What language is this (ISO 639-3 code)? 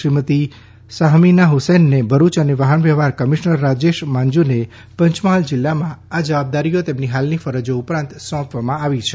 guj